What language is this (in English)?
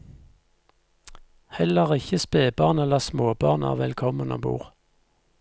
Norwegian